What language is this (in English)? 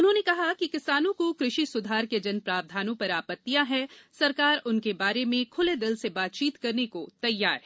Hindi